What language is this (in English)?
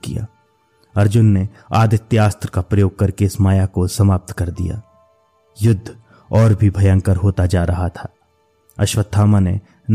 Hindi